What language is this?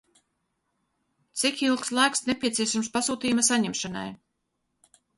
Latvian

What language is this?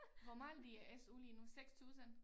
Danish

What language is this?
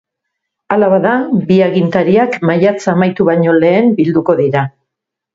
Basque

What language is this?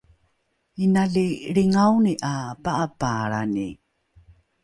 Rukai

